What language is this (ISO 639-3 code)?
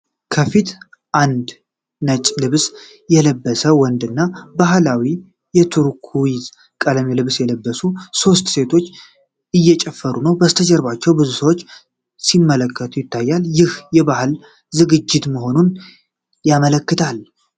amh